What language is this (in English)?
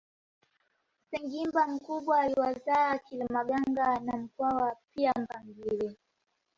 Swahili